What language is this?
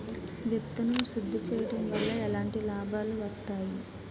Telugu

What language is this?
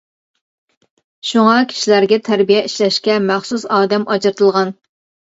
Uyghur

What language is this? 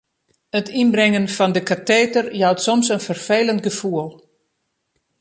Western Frisian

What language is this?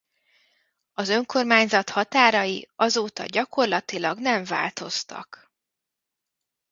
Hungarian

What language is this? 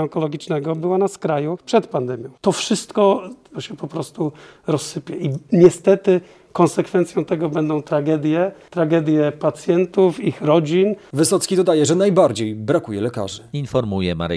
Polish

